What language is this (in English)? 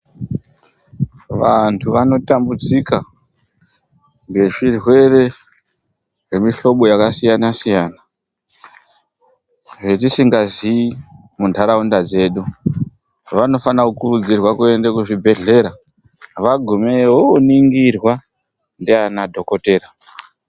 Ndau